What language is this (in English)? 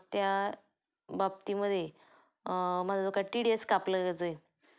Marathi